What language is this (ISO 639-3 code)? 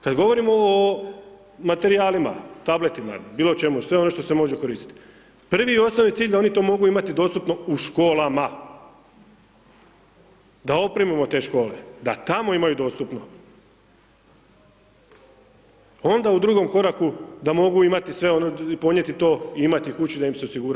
hrv